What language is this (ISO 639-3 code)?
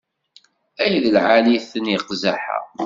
kab